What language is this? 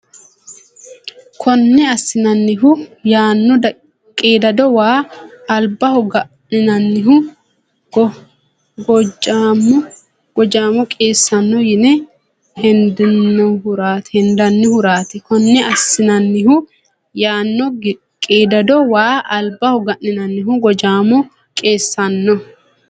Sidamo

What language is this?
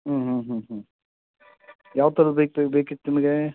Kannada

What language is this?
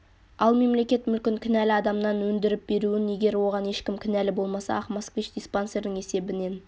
Kazakh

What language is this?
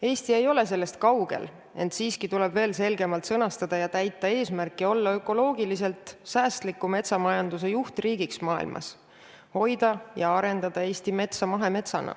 Estonian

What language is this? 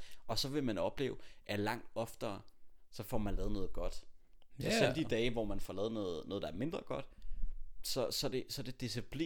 Danish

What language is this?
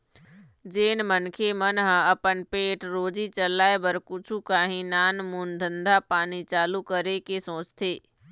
Chhattisgarhi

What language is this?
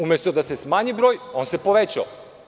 Serbian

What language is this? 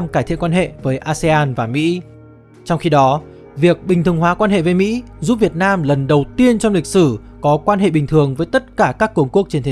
Vietnamese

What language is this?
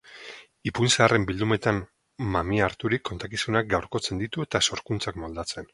Basque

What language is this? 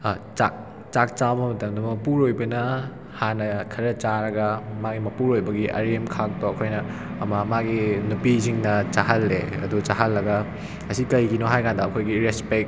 Manipuri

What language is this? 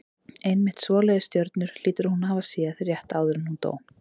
Icelandic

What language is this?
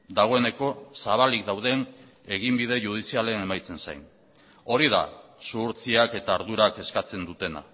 Basque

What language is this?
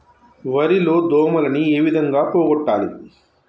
Telugu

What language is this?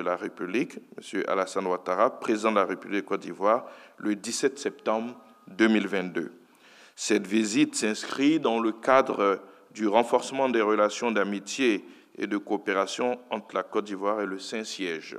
French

